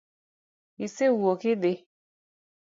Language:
Luo (Kenya and Tanzania)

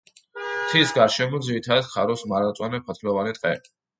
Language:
Georgian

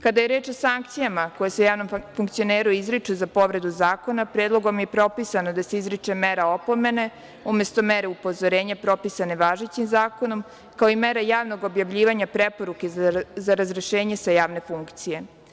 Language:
Serbian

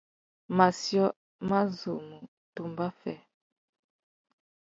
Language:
Tuki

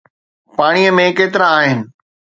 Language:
Sindhi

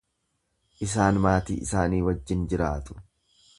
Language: Oromo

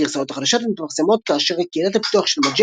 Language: Hebrew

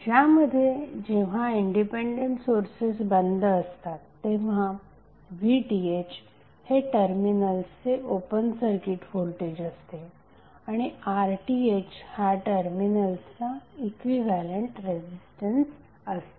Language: Marathi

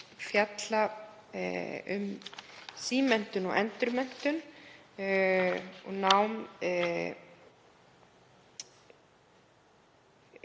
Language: Icelandic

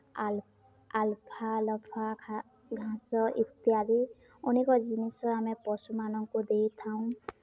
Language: Odia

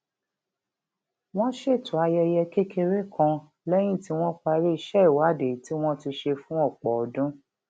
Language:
Yoruba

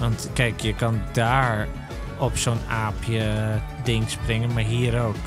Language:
Dutch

